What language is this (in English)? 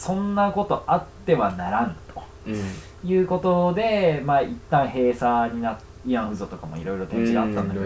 Japanese